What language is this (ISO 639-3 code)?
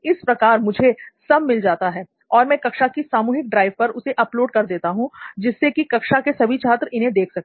hin